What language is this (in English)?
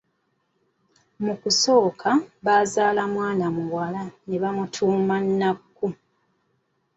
Ganda